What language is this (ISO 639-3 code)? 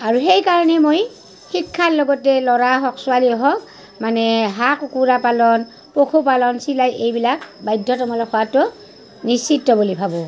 asm